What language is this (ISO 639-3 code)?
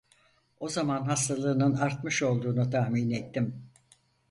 tur